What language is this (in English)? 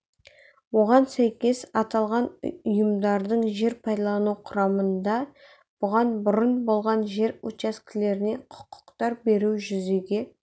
Kazakh